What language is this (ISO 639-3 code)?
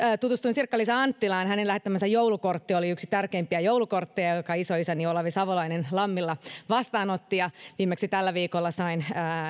fin